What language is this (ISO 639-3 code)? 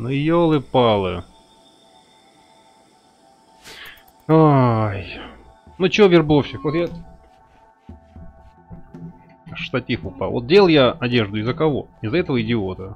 rus